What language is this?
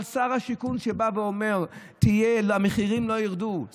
Hebrew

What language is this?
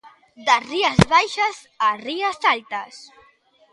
Galician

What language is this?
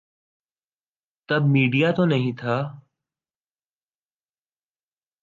Urdu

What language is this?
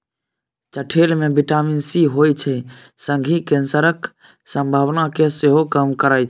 Maithili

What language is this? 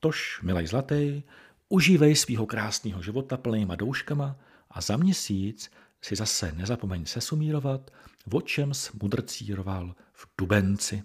Czech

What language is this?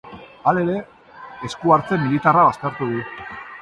Basque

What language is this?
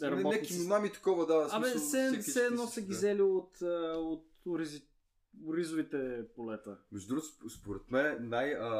Bulgarian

